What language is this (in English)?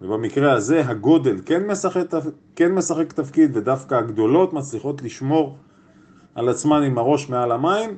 Hebrew